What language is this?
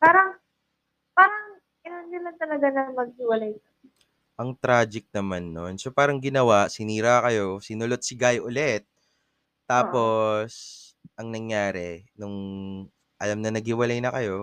Filipino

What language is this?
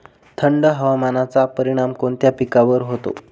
Marathi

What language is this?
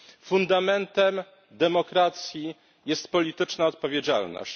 Polish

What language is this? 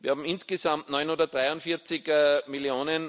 German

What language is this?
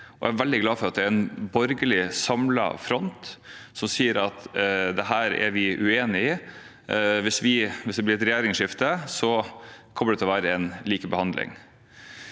Norwegian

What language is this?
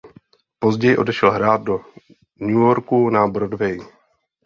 Czech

